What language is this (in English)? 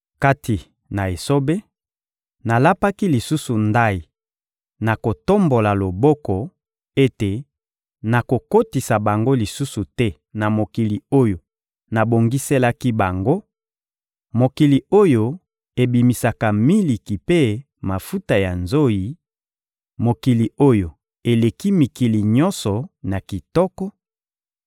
Lingala